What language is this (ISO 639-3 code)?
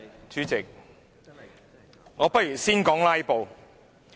yue